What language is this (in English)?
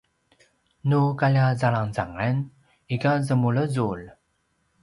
Paiwan